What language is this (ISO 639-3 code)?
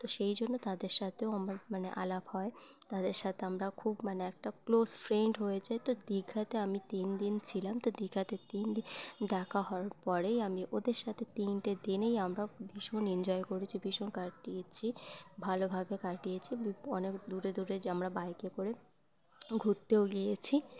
ben